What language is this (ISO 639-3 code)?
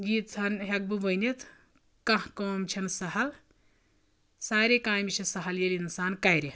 kas